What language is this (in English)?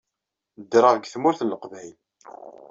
Kabyle